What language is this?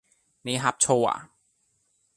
Cantonese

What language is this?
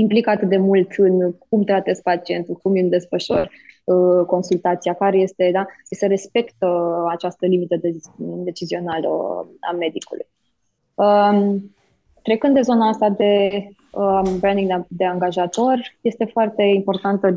Romanian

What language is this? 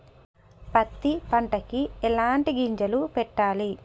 Telugu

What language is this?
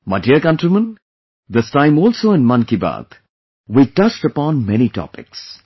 English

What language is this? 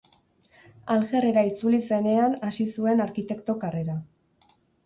Basque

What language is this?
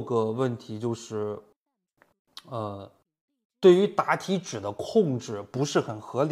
Chinese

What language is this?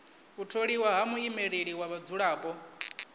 Venda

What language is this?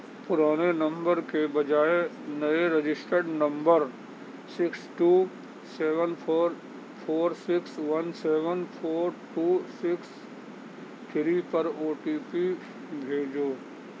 Urdu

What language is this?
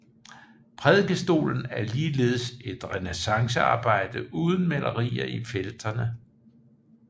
Danish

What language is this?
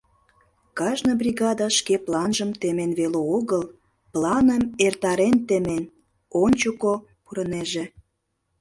Mari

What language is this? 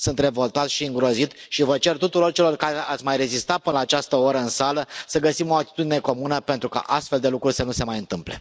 Romanian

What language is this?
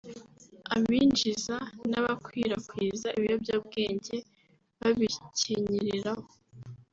Kinyarwanda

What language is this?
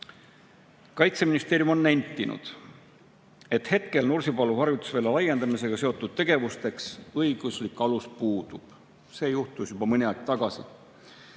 Estonian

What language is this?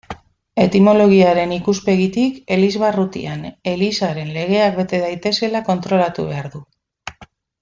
Basque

